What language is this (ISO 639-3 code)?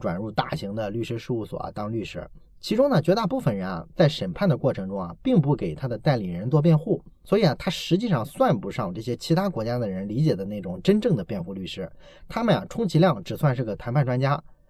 zho